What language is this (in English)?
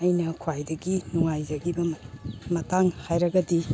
Manipuri